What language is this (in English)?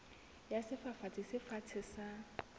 Southern Sotho